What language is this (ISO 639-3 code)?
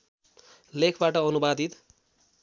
nep